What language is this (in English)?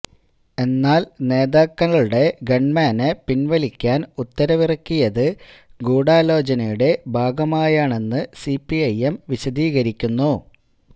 Malayalam